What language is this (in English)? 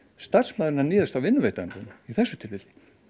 Icelandic